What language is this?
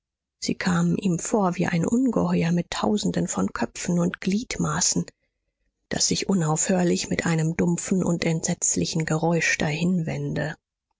German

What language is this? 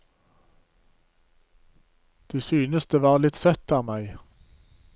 Norwegian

